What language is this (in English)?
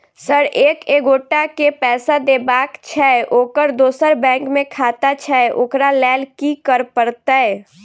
Maithili